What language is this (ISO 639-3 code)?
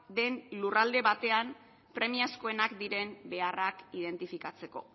eus